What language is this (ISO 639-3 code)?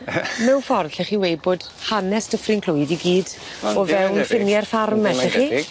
cym